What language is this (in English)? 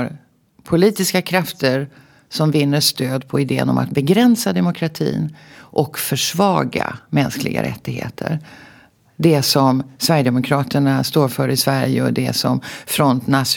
Swedish